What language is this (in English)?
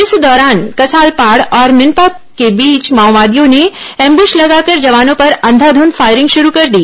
Hindi